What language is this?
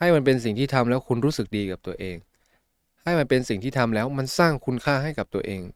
Thai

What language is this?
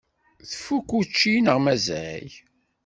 Kabyle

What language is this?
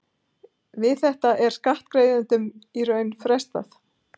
Icelandic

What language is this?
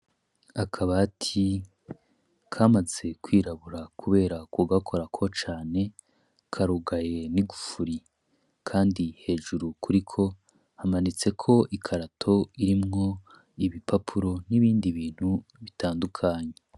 Rundi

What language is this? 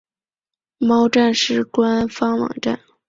Chinese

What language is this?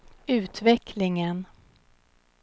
Swedish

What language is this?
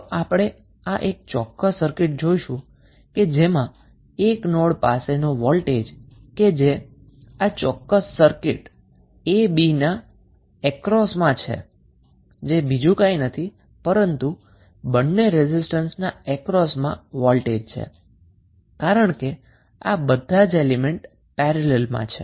Gujarati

